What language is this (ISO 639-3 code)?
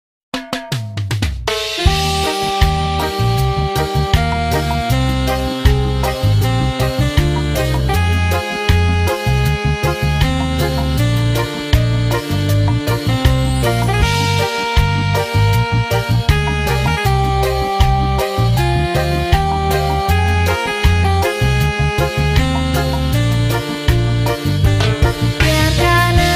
ind